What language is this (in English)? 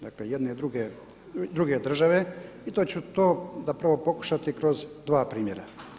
Croatian